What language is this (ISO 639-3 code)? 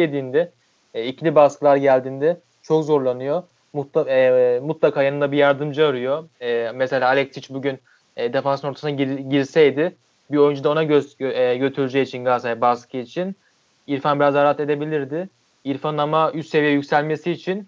tur